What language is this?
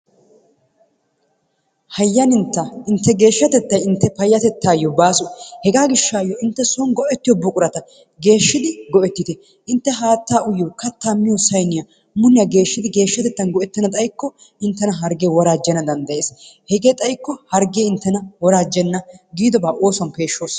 Wolaytta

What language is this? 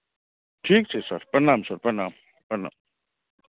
Maithili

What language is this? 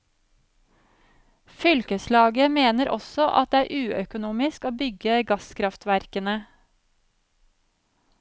Norwegian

